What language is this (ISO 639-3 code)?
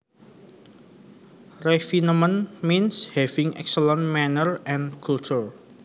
jav